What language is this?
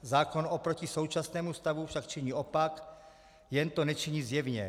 Czech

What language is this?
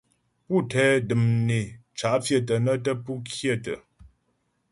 Ghomala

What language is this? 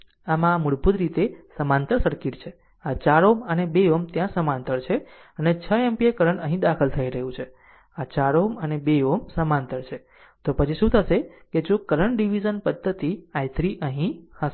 Gujarati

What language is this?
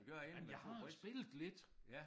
Danish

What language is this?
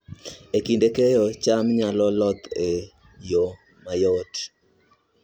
Luo (Kenya and Tanzania)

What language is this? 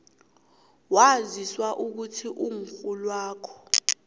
South Ndebele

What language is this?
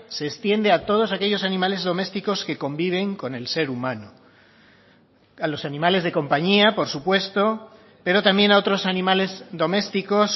Spanish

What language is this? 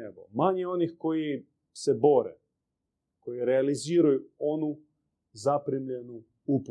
Croatian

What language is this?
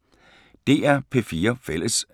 Danish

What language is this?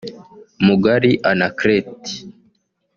Kinyarwanda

